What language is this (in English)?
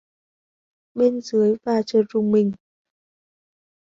Vietnamese